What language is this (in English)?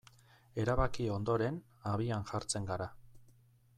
Basque